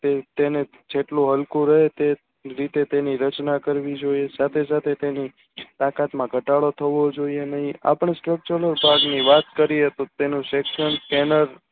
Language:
Gujarati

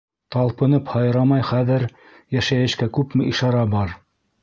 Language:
Bashkir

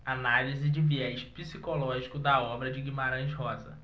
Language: Portuguese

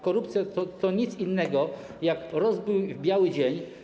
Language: Polish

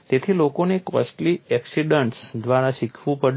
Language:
Gujarati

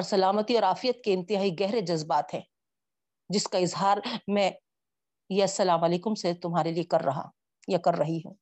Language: Urdu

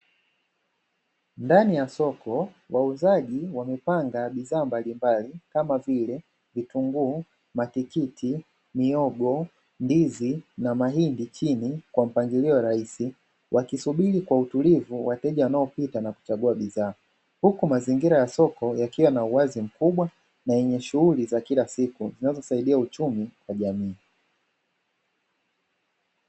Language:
Swahili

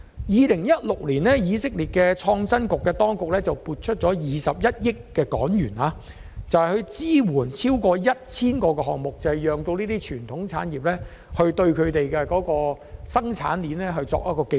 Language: Cantonese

